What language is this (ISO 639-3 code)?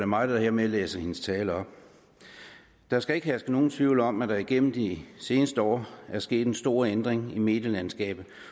dan